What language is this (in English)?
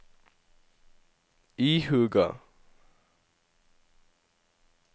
Norwegian